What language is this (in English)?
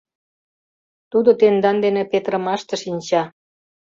Mari